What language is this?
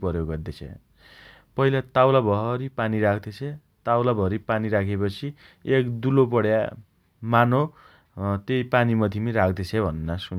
Dotyali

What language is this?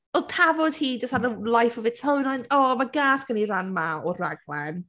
Welsh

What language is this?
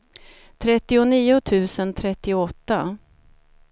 Swedish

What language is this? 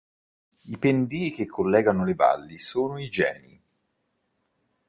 Italian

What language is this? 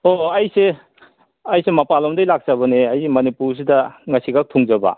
Manipuri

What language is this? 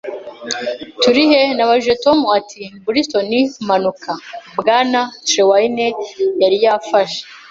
Kinyarwanda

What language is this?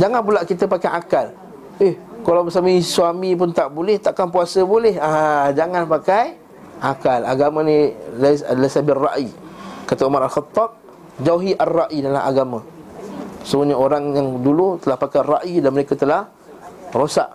Malay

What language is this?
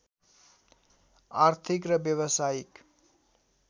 Nepali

